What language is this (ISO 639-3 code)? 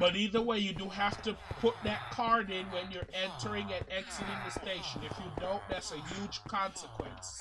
eng